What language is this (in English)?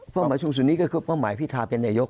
Thai